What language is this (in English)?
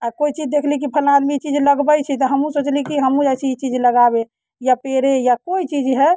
Maithili